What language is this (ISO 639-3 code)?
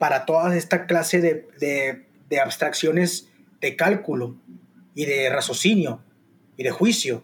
spa